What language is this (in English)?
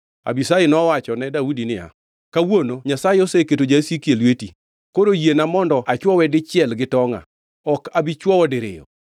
Luo (Kenya and Tanzania)